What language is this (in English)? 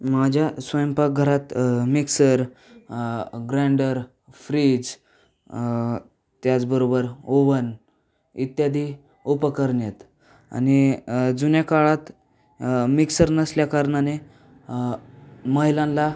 Marathi